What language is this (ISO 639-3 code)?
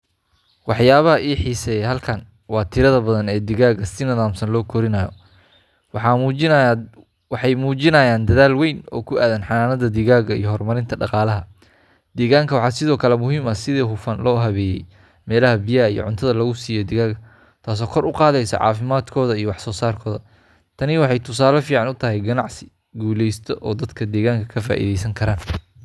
som